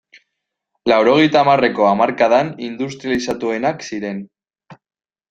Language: Basque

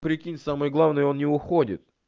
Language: Russian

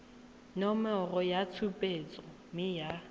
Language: Tswana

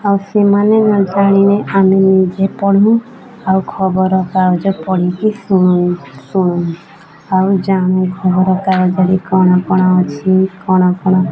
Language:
Odia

